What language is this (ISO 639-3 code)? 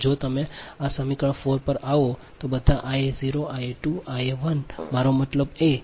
guj